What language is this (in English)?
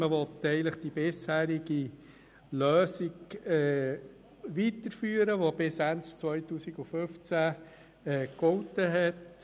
Swiss German